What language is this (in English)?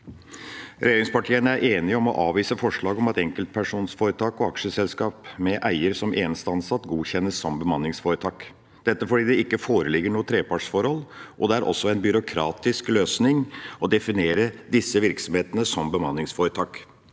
Norwegian